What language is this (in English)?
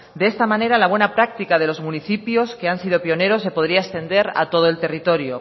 Spanish